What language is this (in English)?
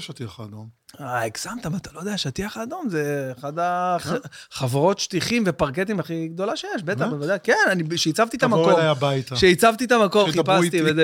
Hebrew